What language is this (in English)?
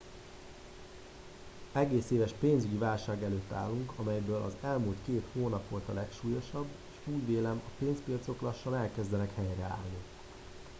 Hungarian